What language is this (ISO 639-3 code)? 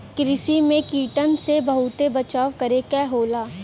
bho